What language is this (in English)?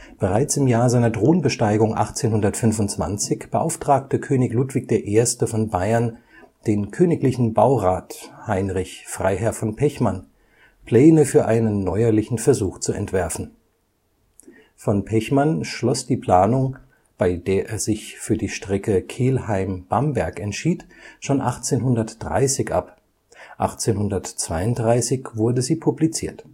German